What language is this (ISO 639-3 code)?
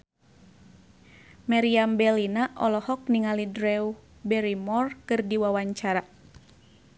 sun